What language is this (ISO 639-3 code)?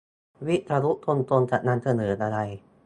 tha